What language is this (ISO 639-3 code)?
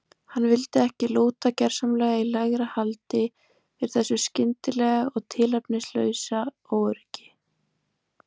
isl